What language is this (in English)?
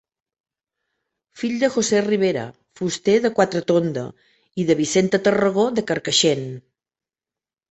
Catalan